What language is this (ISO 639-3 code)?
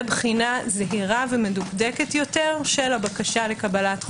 heb